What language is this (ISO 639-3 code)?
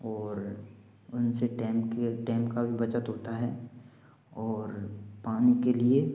hin